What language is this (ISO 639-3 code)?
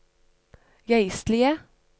nor